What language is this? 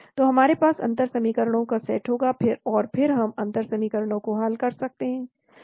Hindi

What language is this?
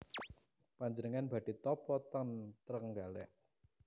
Javanese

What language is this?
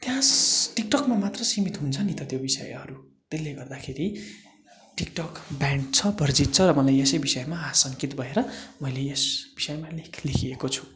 Nepali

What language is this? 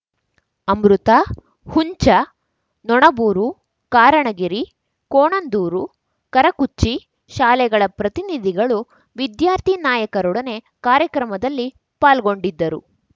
Kannada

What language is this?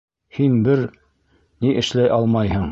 Bashkir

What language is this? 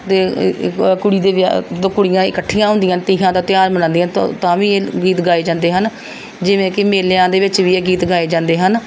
Punjabi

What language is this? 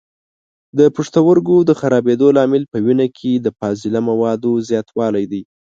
Pashto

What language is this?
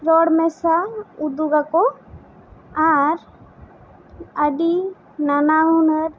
Santali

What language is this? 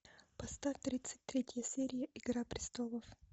Russian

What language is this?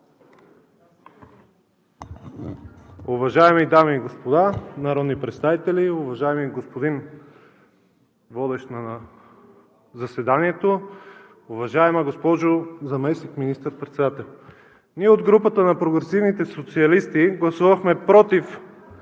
Bulgarian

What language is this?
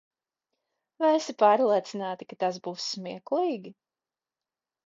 Latvian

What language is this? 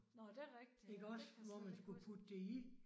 Danish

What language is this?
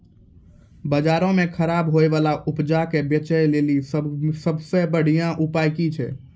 Maithili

